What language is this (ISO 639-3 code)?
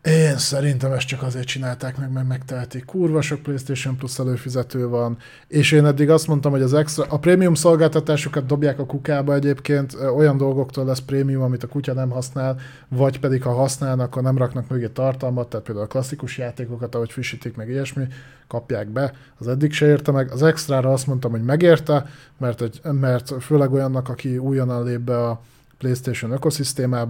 hun